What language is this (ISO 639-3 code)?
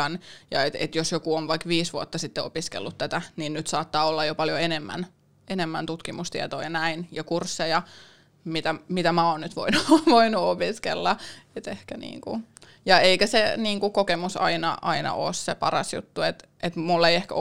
fin